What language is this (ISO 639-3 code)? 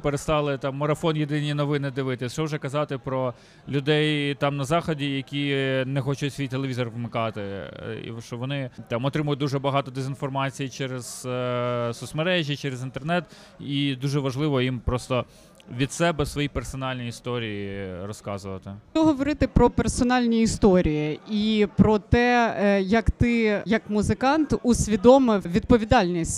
ukr